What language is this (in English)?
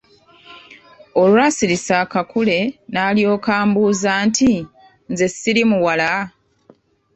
Ganda